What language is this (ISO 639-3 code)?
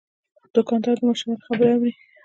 pus